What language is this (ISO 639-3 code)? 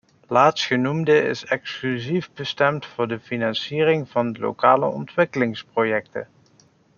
nld